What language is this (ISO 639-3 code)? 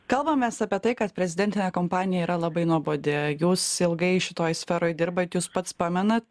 lit